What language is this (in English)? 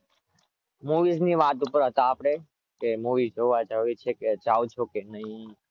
Gujarati